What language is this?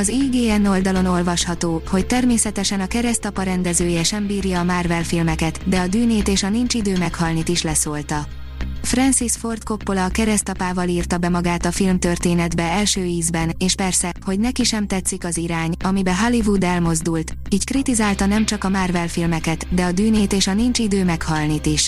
Hungarian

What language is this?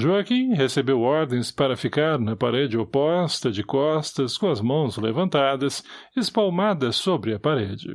Portuguese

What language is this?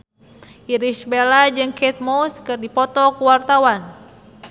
Sundanese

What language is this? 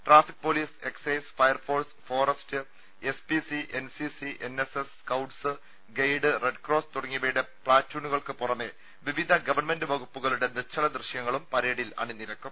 Malayalam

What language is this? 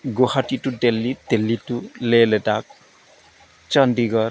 Bodo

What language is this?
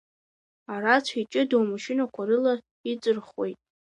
Abkhazian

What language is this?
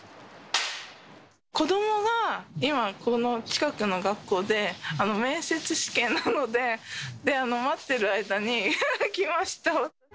Japanese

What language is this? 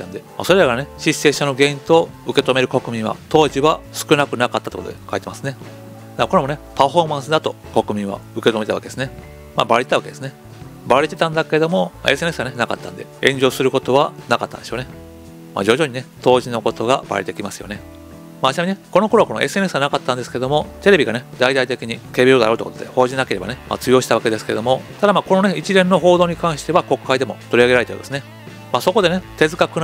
Japanese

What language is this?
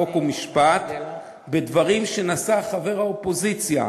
Hebrew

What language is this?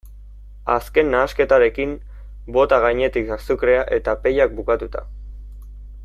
Basque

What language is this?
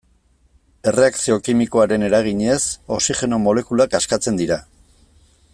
Basque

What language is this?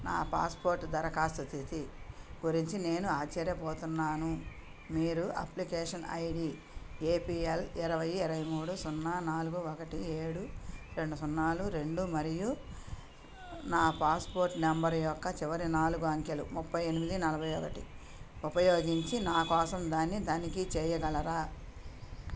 Telugu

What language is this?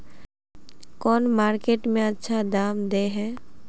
Magahi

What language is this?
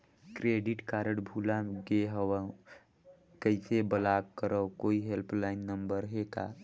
Chhattisgarhi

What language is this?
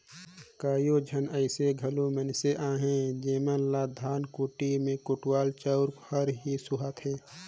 Chhattisgarhi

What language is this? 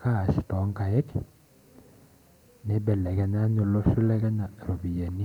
Masai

